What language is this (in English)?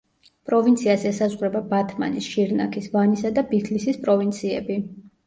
Georgian